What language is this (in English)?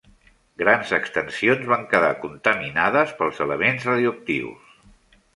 Catalan